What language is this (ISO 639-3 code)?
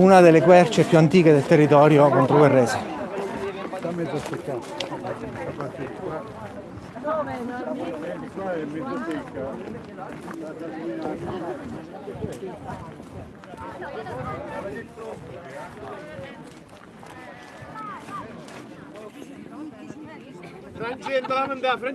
ita